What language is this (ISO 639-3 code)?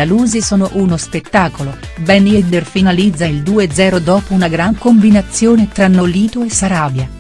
ita